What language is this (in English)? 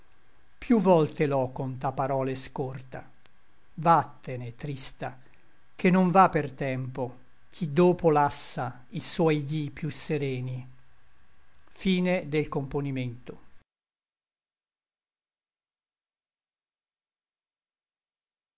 Italian